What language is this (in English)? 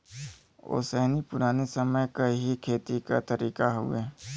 Bhojpuri